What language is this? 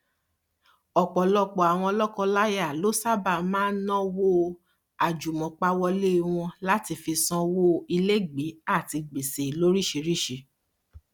Yoruba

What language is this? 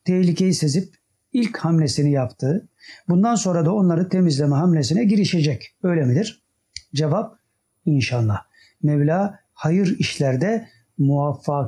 Turkish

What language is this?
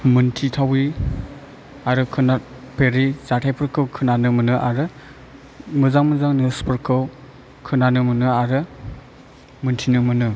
Bodo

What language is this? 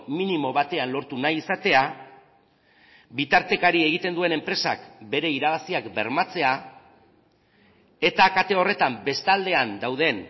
Basque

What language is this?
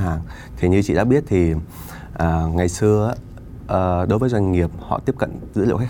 Vietnamese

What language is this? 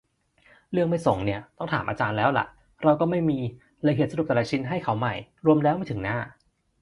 Thai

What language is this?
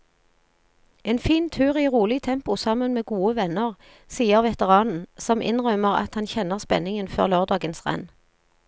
Norwegian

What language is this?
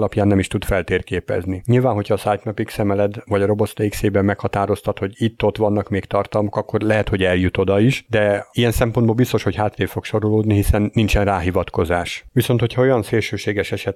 Hungarian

